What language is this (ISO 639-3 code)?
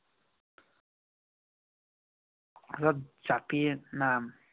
asm